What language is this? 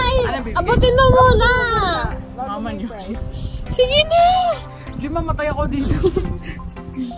English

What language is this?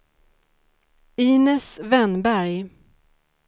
Swedish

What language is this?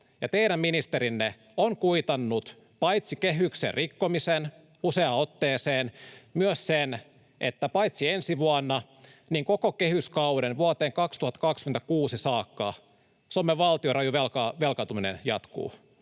Finnish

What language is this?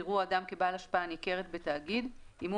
Hebrew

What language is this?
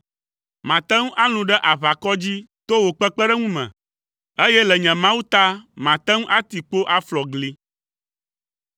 Ewe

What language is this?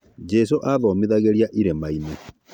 Kikuyu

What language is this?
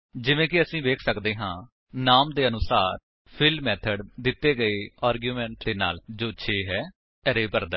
Punjabi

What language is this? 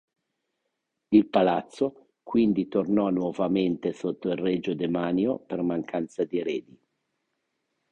Italian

